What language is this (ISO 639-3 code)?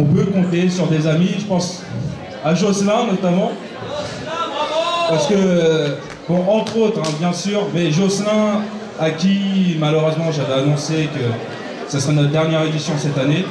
fra